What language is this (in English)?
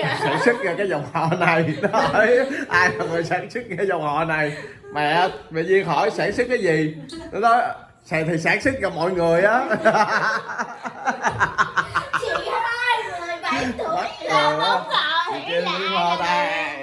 Vietnamese